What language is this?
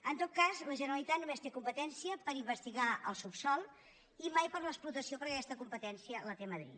Catalan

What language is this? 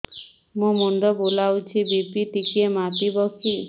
Odia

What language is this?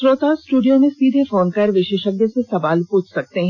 Hindi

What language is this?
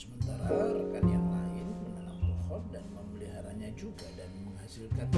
Indonesian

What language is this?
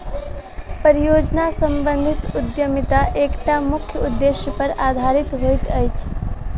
Maithili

